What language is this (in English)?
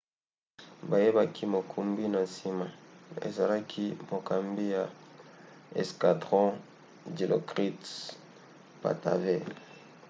Lingala